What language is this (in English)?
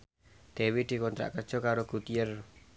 Javanese